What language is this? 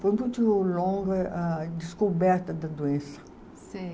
Portuguese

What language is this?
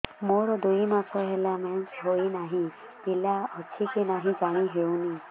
Odia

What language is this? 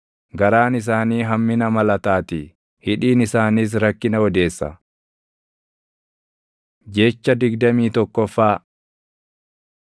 Oromo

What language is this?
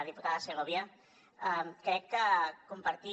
Catalan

